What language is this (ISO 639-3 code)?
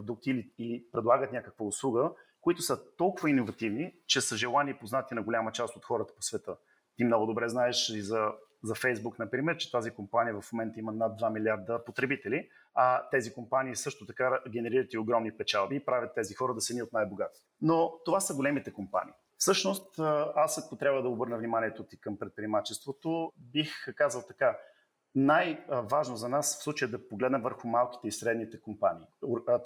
bul